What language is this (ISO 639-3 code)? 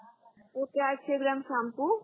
mar